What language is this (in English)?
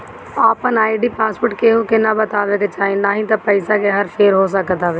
Bhojpuri